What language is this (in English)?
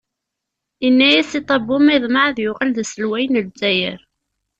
Kabyle